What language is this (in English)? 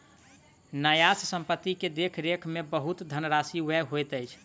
Maithili